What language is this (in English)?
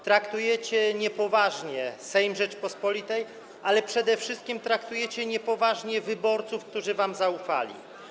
Polish